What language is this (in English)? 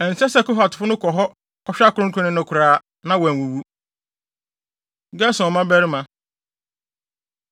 Akan